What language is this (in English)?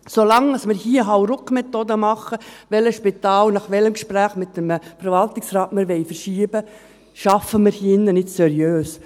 Swiss German